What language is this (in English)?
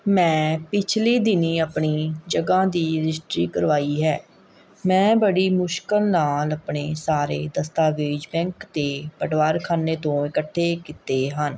Punjabi